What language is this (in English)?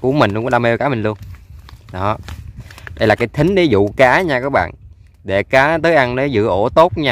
Vietnamese